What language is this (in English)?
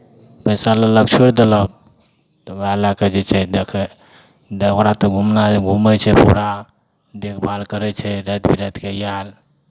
Maithili